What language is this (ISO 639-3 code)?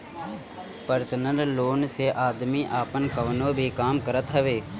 bho